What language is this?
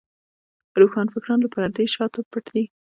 Pashto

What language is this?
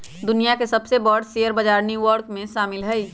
Magahi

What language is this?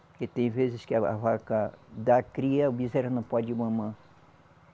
Portuguese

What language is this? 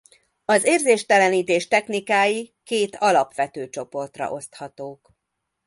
Hungarian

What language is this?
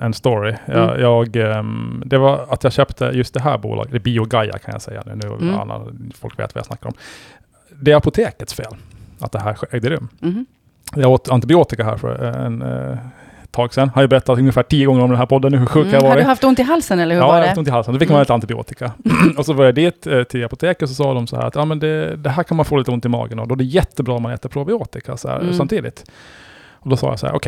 Swedish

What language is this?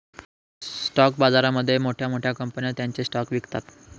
Marathi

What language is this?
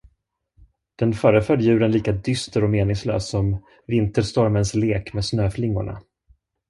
Swedish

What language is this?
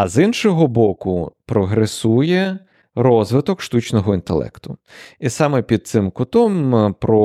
Ukrainian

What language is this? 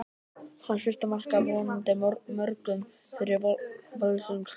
Icelandic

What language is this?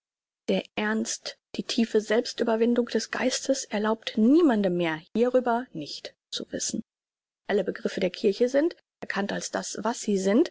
German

